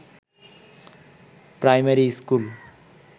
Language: Bangla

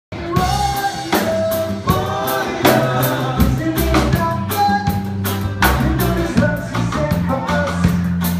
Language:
Greek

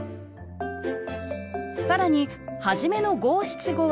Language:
Japanese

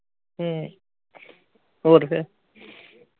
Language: Punjabi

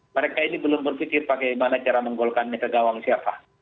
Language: Indonesian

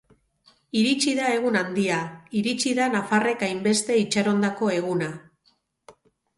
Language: Basque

